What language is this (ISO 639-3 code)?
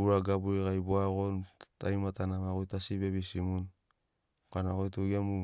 snc